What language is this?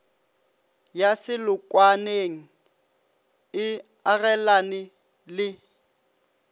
Northern Sotho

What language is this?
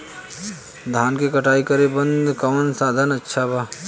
Bhojpuri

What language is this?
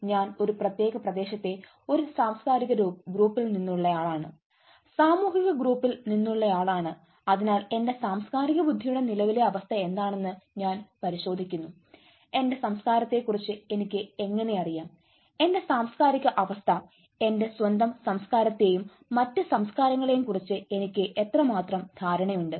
Malayalam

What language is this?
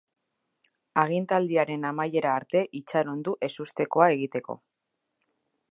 Basque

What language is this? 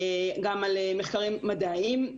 Hebrew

